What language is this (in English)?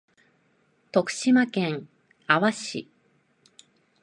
Japanese